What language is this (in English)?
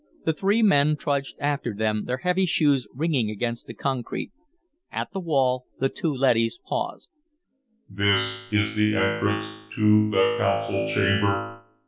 English